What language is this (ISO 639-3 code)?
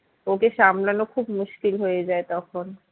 ben